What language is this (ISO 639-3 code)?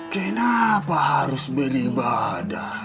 ind